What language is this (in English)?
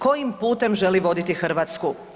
Croatian